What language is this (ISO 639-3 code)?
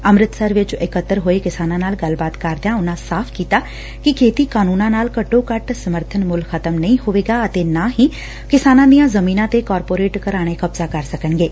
pan